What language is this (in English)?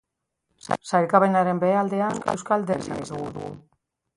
Basque